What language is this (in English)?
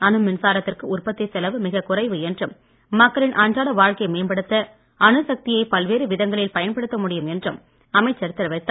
Tamil